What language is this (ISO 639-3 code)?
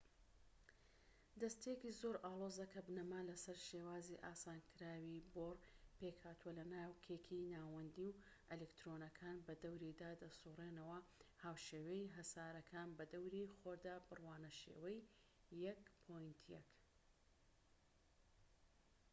ckb